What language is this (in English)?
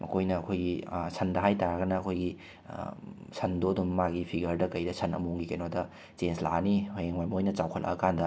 Manipuri